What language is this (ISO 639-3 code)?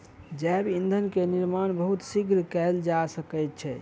mai